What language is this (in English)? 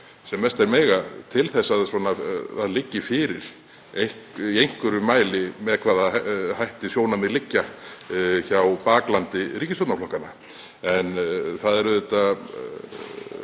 Icelandic